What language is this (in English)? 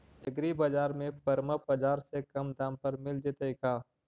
Magahi